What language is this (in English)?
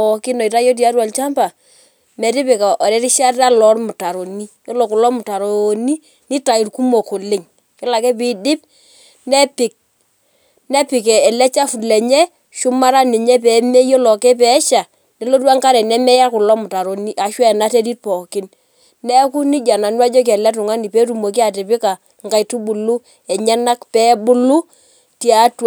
Masai